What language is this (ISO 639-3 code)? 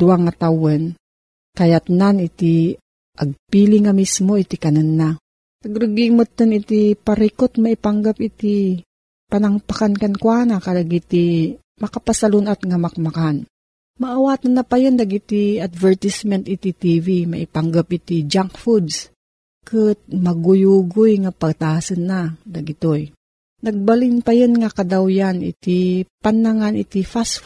fil